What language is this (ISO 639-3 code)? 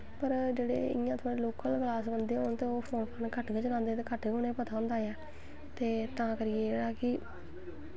doi